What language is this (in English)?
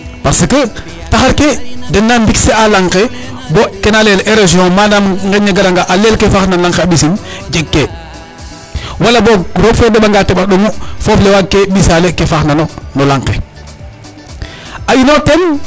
Serer